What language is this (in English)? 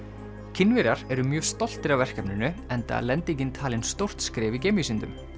Icelandic